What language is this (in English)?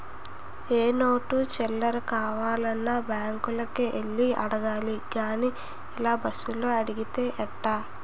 Telugu